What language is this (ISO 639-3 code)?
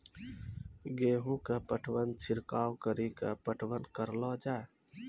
mai